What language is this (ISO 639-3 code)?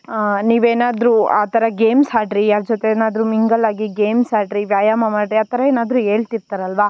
kan